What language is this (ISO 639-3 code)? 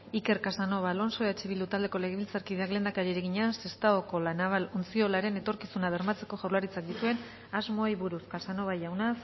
eus